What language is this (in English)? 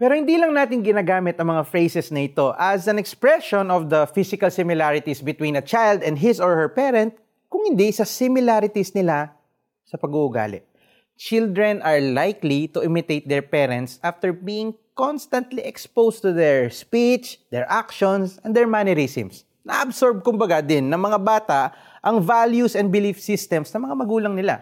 Filipino